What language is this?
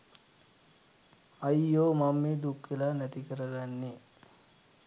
Sinhala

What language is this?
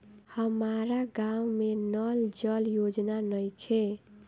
Bhojpuri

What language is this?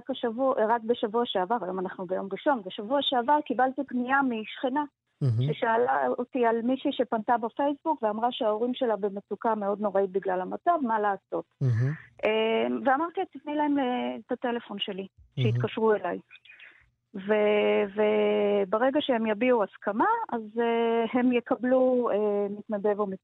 Hebrew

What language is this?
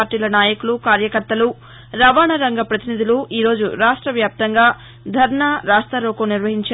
Telugu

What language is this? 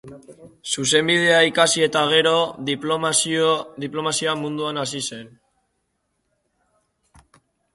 Basque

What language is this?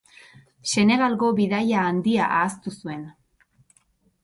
Basque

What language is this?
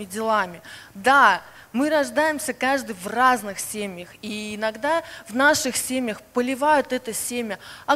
Russian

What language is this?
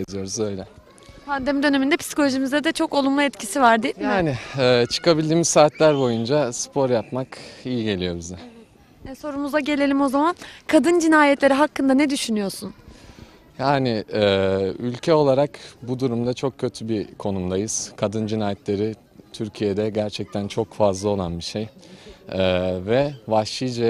Turkish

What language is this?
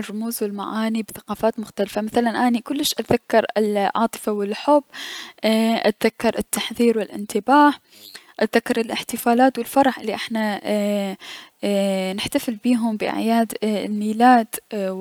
Mesopotamian Arabic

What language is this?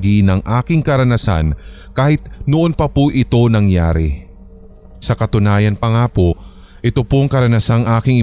Filipino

